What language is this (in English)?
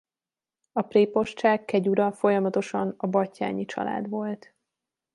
Hungarian